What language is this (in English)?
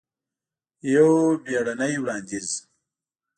Pashto